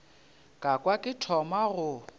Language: Northern Sotho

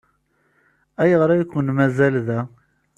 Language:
Kabyle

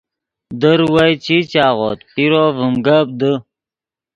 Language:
Yidgha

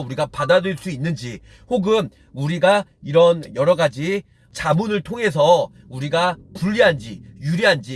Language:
Korean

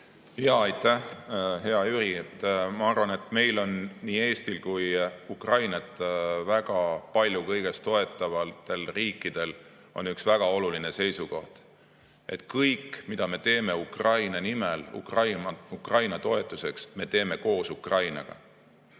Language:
Estonian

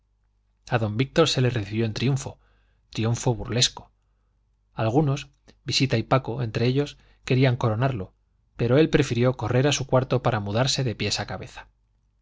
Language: Spanish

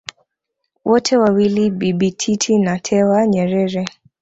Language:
Swahili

